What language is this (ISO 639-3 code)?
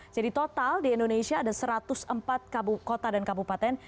ind